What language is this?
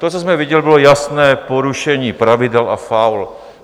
Czech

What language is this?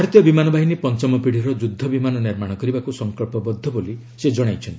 Odia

